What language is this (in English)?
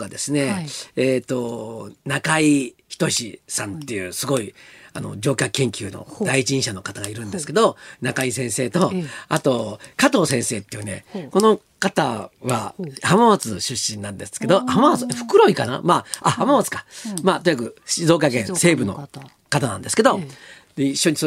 Japanese